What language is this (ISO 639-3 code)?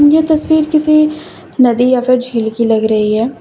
hin